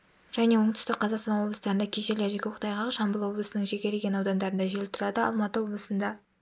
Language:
Kazakh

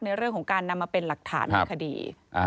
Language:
Thai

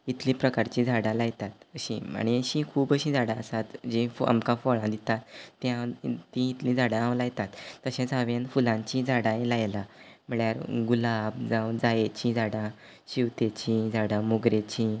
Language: Konkani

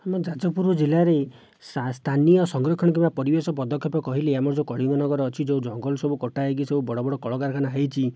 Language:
Odia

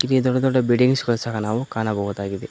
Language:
Kannada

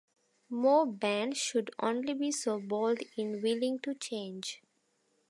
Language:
English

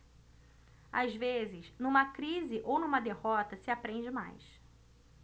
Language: Portuguese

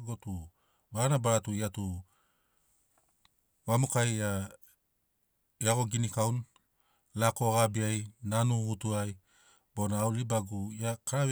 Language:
Sinaugoro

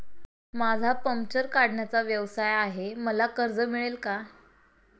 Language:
Marathi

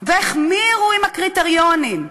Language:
Hebrew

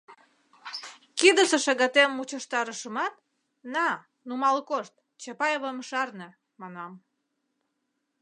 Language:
Mari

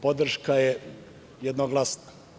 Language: Serbian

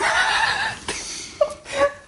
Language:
Welsh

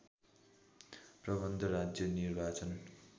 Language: Nepali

